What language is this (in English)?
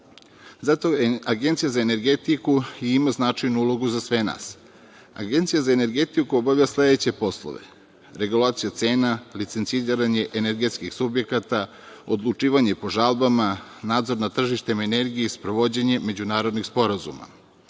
Serbian